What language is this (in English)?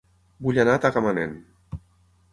Catalan